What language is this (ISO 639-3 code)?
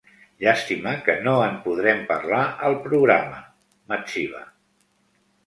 cat